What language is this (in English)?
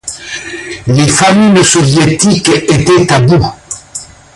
French